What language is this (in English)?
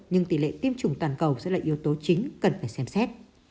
Vietnamese